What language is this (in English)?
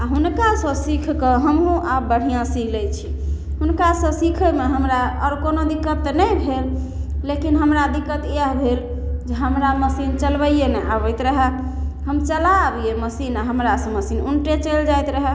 Maithili